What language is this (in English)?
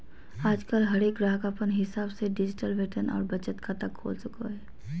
Magahi